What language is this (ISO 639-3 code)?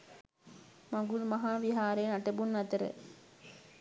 sin